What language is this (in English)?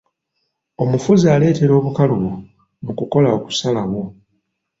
Ganda